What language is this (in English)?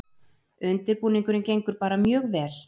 Icelandic